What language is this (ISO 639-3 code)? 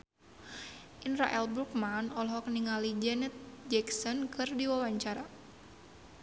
sun